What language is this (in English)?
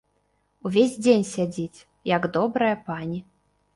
Belarusian